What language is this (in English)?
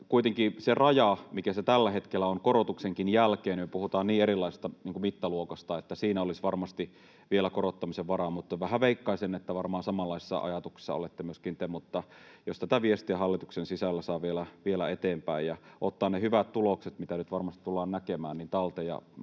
Finnish